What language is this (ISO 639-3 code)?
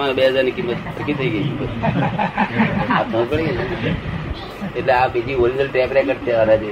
guj